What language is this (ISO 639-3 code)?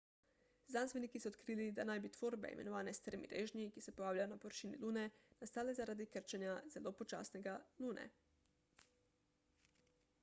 slv